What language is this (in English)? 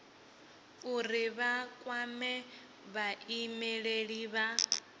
Venda